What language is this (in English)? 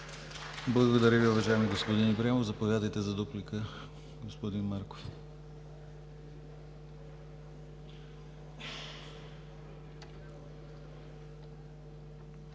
Bulgarian